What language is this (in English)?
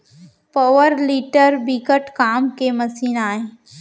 Chhattisgarhi